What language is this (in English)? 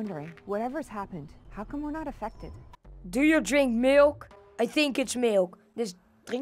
Dutch